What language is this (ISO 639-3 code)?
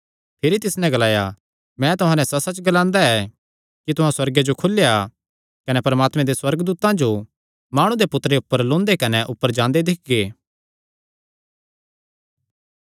xnr